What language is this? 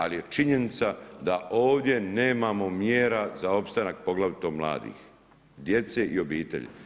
Croatian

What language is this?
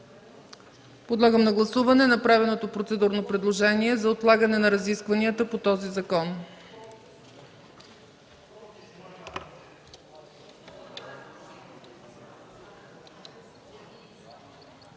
Bulgarian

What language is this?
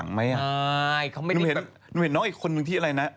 Thai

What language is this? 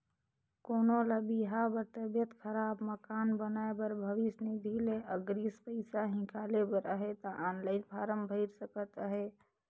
Chhattisgarhi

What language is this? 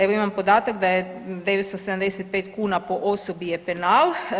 Croatian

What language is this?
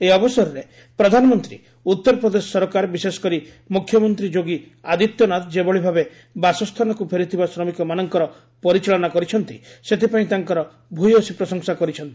Odia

